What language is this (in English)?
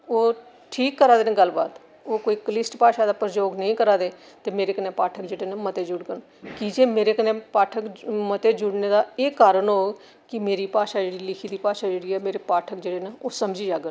Dogri